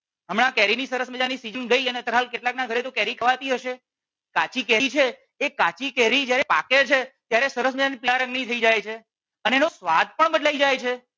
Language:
Gujarati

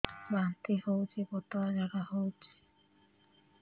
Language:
Odia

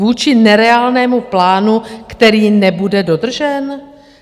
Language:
Czech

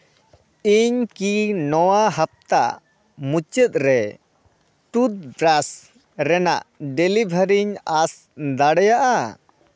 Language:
Santali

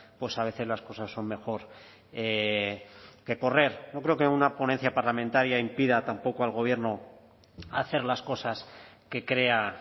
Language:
Spanish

